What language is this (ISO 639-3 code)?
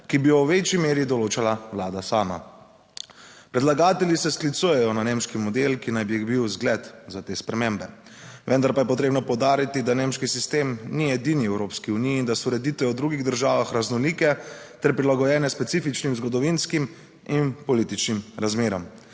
slv